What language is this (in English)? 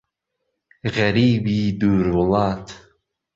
Central Kurdish